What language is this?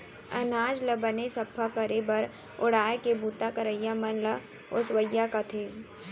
Chhattisgarhi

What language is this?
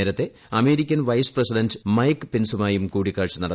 Malayalam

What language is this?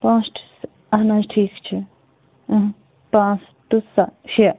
Kashmiri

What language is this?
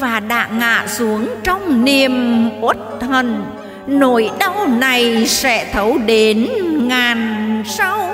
Vietnamese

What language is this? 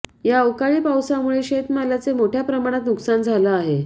Marathi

